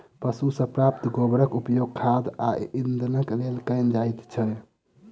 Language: Maithili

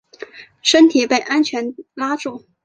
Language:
Chinese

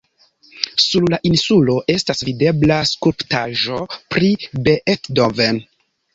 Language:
Esperanto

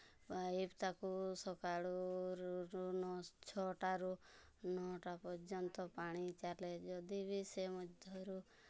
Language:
Odia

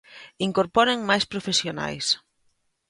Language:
Galician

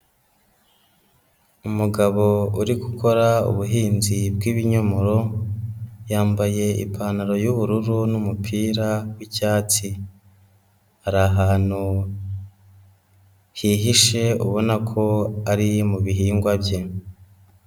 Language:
Kinyarwanda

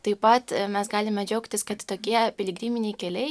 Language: Lithuanian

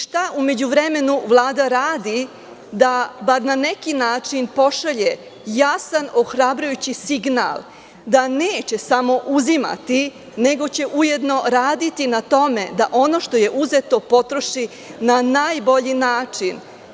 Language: Serbian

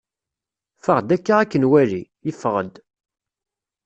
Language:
Kabyle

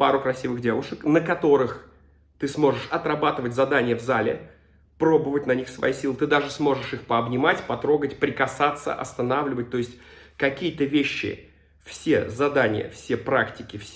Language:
Russian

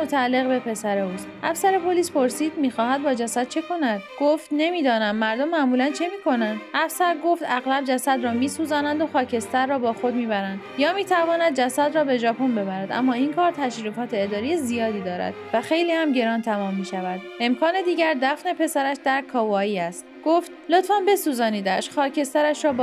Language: Persian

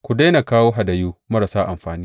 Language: Hausa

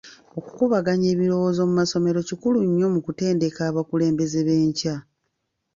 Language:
Ganda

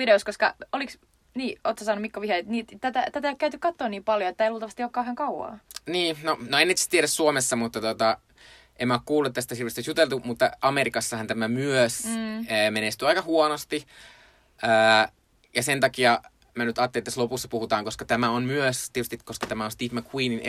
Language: Finnish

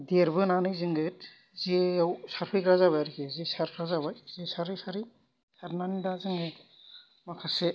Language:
Bodo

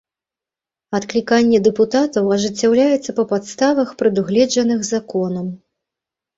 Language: Belarusian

